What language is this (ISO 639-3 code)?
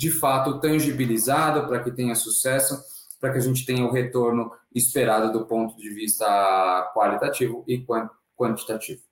por